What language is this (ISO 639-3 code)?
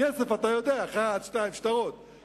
heb